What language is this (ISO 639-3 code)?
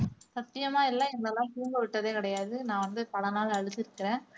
tam